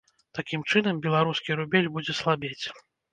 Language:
Belarusian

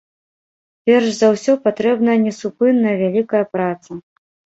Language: Belarusian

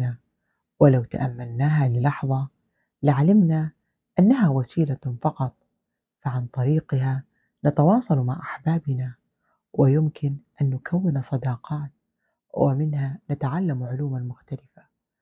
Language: Arabic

